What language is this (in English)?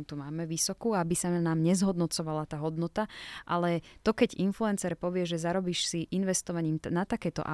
Slovak